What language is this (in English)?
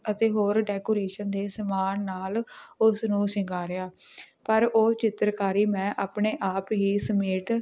Punjabi